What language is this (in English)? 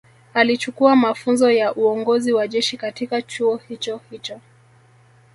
Swahili